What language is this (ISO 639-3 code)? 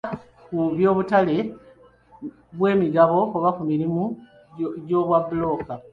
lug